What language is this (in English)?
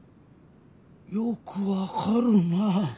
Japanese